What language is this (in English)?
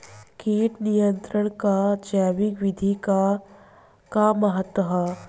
Bhojpuri